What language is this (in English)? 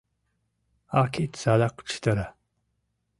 Mari